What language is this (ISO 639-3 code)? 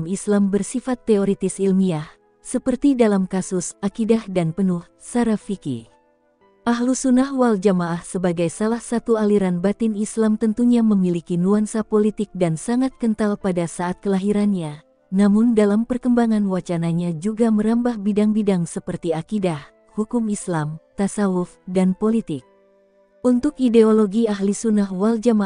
ind